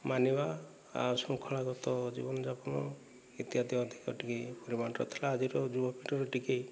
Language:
Odia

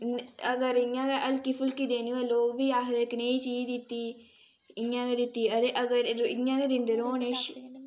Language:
Dogri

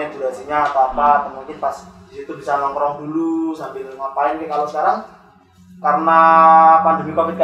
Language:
Indonesian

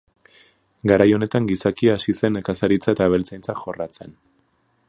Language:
Basque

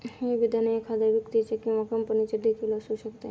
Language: Marathi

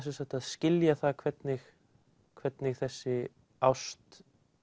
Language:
Icelandic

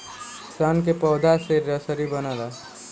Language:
Bhojpuri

